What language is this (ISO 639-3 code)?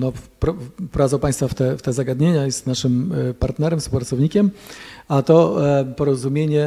pol